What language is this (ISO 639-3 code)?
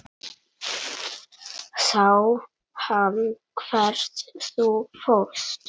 isl